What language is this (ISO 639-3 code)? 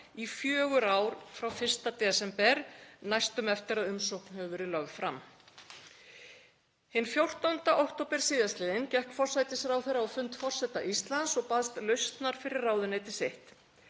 isl